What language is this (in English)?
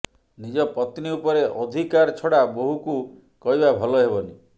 Odia